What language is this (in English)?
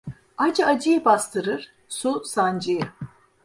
Turkish